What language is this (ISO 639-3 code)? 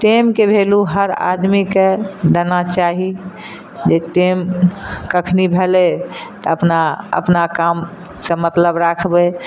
mai